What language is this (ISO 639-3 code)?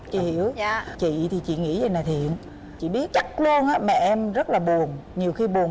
vie